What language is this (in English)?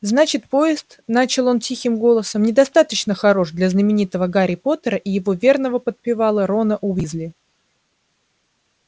Russian